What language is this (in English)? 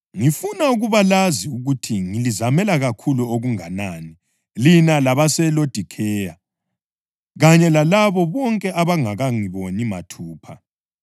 North Ndebele